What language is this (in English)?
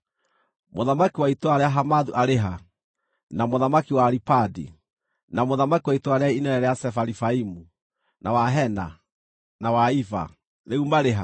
Kikuyu